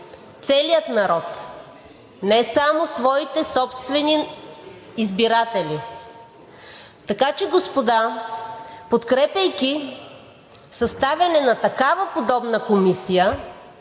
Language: Bulgarian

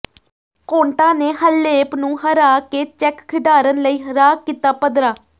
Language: Punjabi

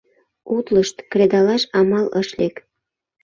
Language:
Mari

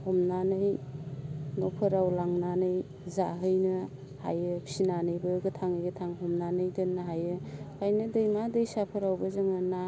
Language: Bodo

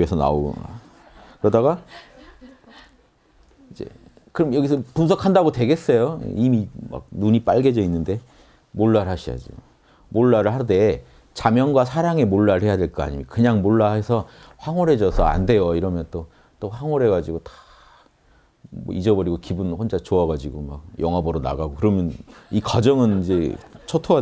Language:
Korean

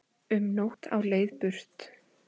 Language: Icelandic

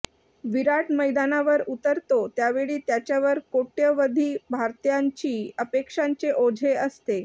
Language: Marathi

